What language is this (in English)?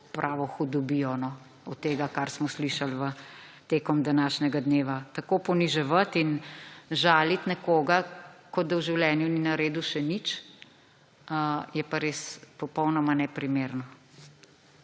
Slovenian